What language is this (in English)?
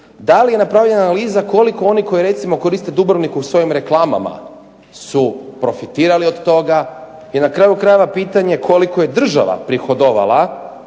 Croatian